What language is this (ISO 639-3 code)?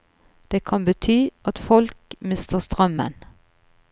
nor